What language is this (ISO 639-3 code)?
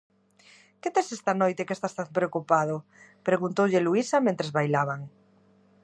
glg